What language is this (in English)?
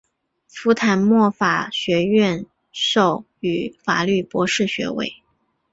Chinese